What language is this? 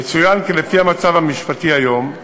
Hebrew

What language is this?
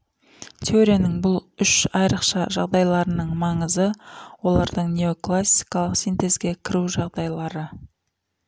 Kazakh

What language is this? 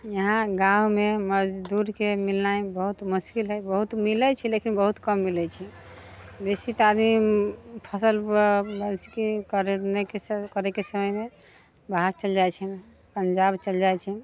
Maithili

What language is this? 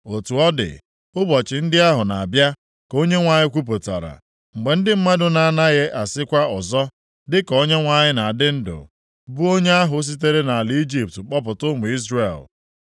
Igbo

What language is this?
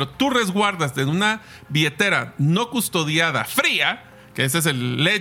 Spanish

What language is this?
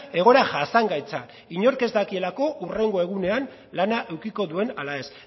Basque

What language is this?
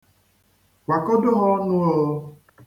Igbo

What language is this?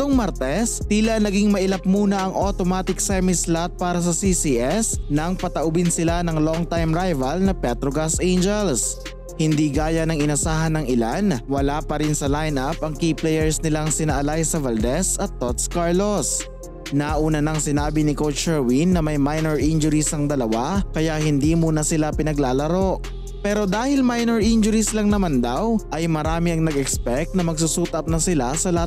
Filipino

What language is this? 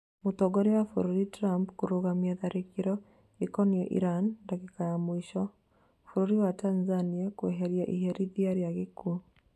Kikuyu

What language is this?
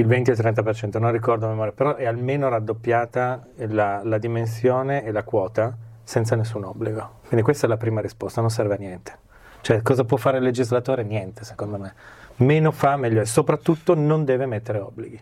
Italian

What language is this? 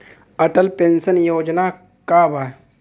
Bhojpuri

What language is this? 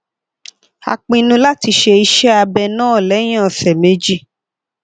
Yoruba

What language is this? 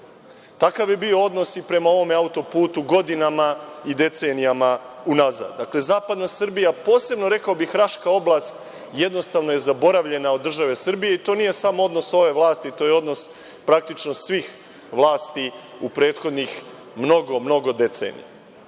Serbian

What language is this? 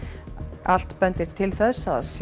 Icelandic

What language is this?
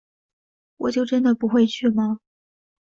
Chinese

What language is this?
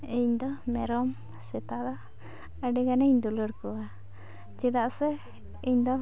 Santali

